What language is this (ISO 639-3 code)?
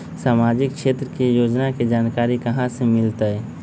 mag